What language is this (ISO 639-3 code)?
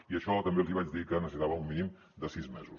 cat